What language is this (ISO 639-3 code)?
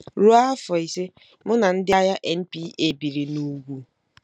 ibo